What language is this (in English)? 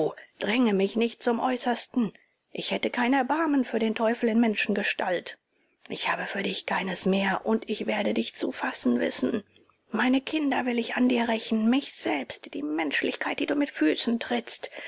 German